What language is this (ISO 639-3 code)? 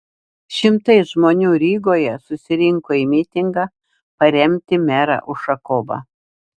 lit